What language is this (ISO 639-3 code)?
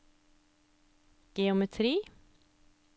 nor